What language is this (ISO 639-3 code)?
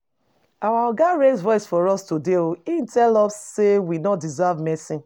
pcm